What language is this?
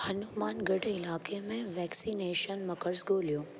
Sindhi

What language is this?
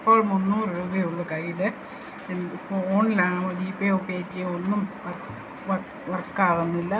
Malayalam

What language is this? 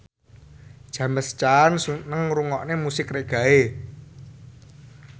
Javanese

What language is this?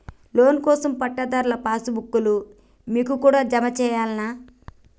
Telugu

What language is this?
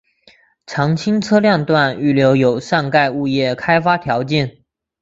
Chinese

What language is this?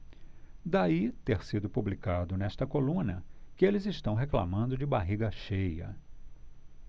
Portuguese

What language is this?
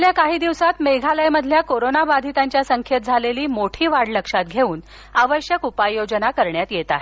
Marathi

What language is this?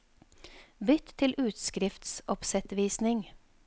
Norwegian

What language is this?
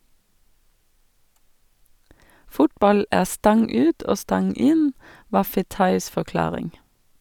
Norwegian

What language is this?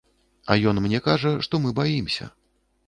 Belarusian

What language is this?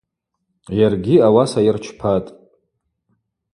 Abaza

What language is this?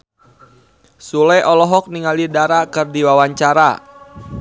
Sundanese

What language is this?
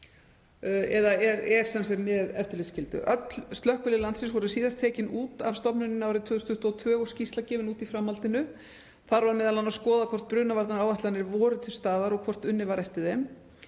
Icelandic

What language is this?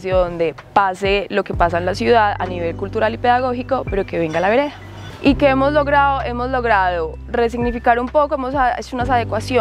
Spanish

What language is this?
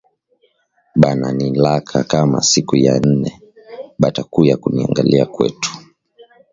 Swahili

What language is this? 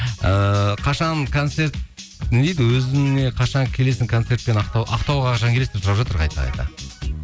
Kazakh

